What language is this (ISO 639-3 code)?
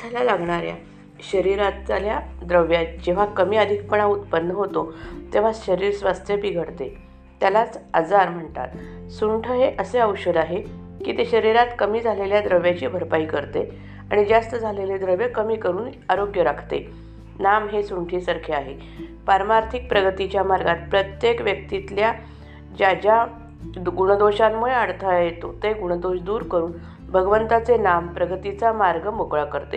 mar